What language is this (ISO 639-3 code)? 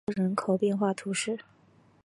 zho